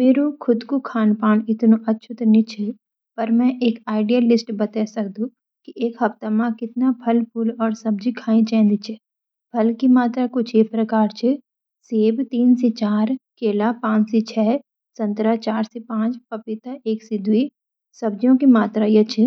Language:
Garhwali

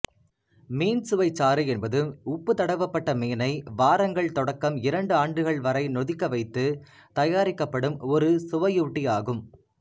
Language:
Tamil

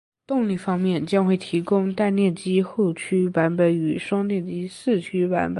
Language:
Chinese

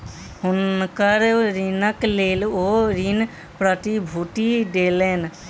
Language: Maithili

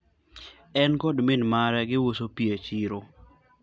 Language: Luo (Kenya and Tanzania)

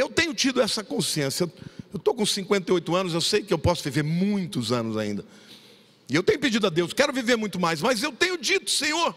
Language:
Portuguese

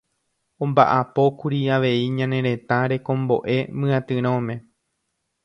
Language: Guarani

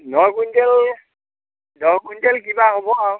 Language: Assamese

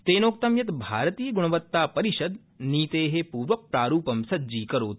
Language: Sanskrit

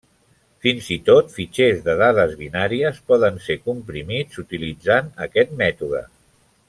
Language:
Catalan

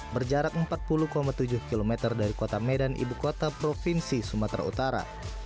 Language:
Indonesian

